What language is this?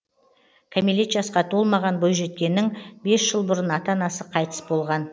Kazakh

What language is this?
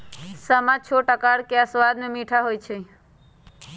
Magahi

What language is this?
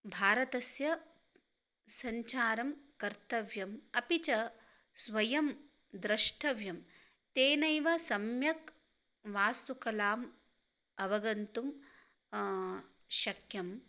Sanskrit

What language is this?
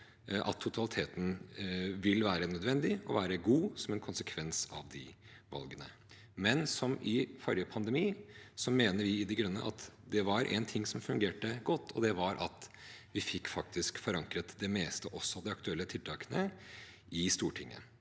Norwegian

